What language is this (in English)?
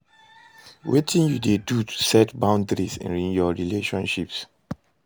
Nigerian Pidgin